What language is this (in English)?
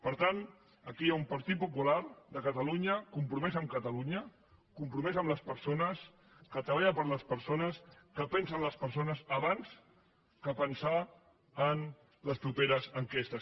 Catalan